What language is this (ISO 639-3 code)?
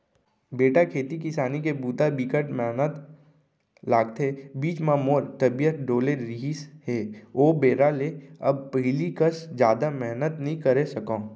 hne